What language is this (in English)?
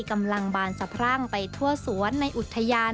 Thai